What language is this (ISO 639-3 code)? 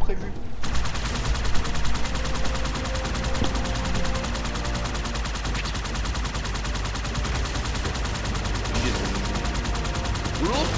fra